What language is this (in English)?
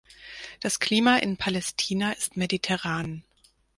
German